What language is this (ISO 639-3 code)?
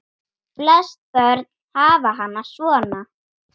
isl